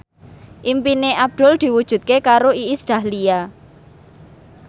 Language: Javanese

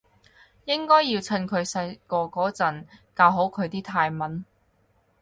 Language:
Cantonese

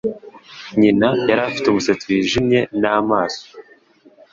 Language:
Kinyarwanda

